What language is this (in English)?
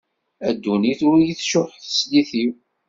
Kabyle